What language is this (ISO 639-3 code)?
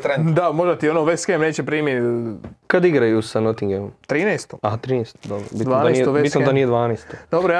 hrv